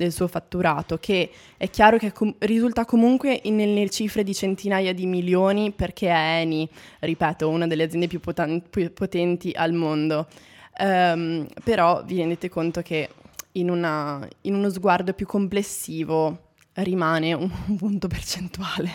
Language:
Italian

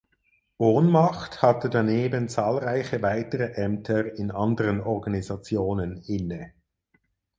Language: German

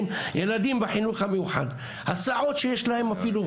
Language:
Hebrew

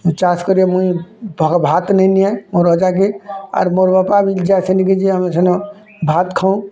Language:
Odia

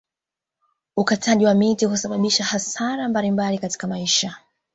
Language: Swahili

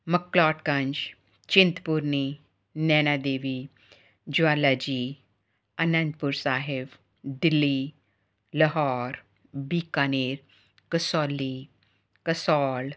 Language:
Punjabi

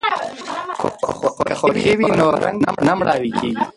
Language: Pashto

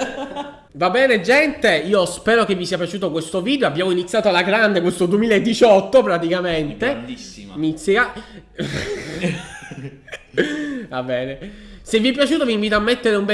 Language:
Italian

